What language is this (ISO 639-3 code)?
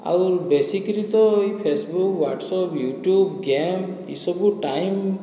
ori